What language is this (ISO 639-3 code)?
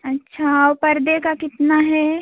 hin